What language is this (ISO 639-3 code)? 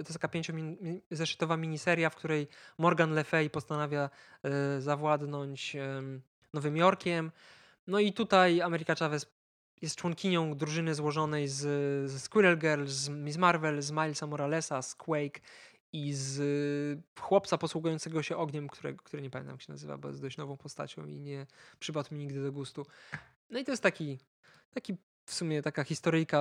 pol